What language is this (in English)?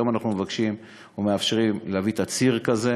Hebrew